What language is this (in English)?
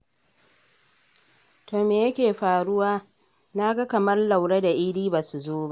Hausa